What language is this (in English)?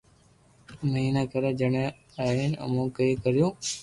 Loarki